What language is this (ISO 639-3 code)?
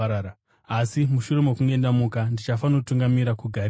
sna